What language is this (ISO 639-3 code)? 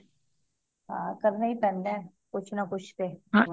pan